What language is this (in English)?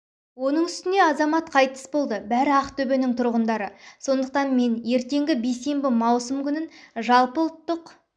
Kazakh